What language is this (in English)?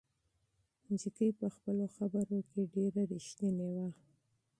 Pashto